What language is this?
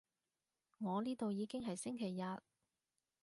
Cantonese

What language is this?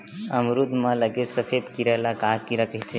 Chhattisgarhi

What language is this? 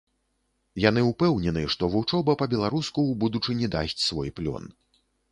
Belarusian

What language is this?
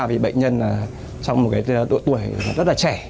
Vietnamese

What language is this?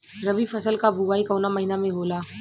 Bhojpuri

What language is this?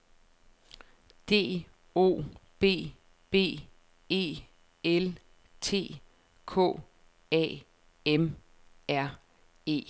Danish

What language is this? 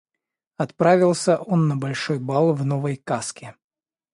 Russian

